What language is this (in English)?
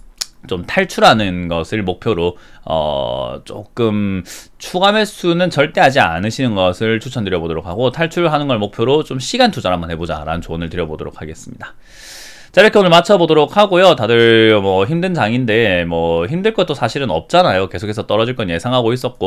Korean